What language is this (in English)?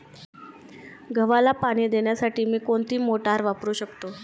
Marathi